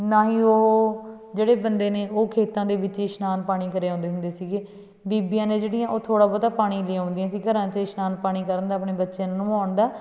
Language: Punjabi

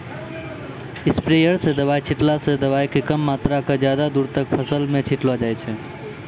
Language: Maithili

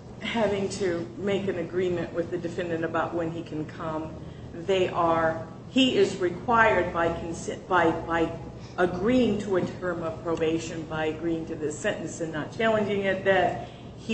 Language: English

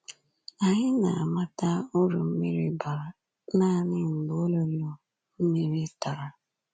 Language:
Igbo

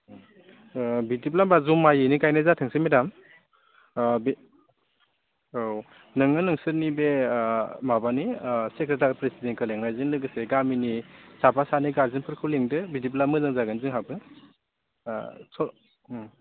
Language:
Bodo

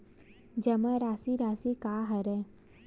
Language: Chhattisgarhi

